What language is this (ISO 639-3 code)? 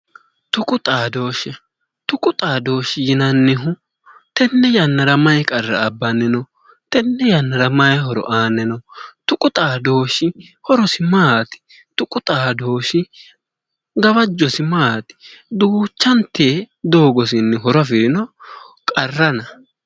sid